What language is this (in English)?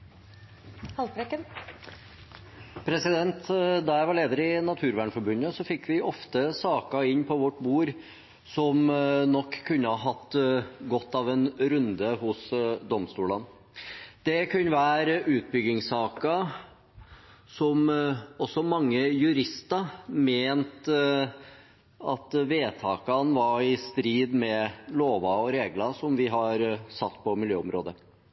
Norwegian Bokmål